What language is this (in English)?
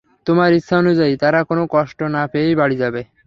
Bangla